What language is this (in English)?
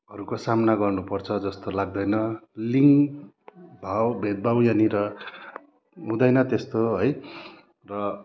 Nepali